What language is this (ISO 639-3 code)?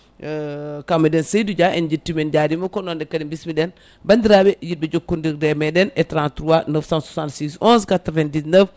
ful